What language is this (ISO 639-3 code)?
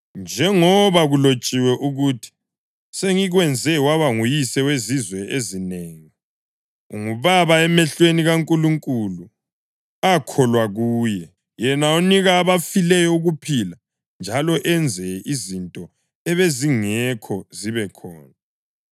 nde